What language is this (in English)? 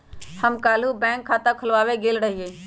Magahi